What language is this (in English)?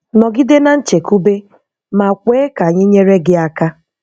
Igbo